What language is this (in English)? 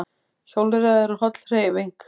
Icelandic